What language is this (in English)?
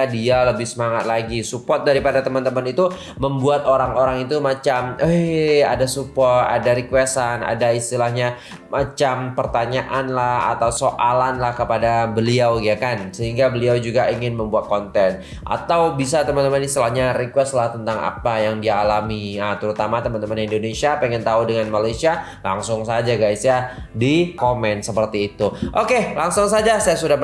Indonesian